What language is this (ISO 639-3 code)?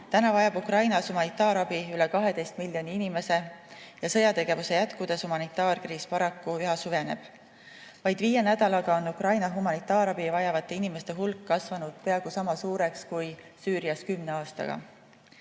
est